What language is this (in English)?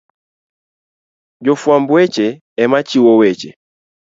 Luo (Kenya and Tanzania)